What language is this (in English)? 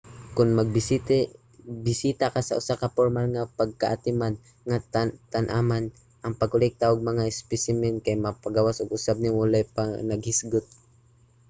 Cebuano